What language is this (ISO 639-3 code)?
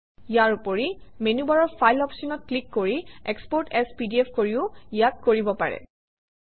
asm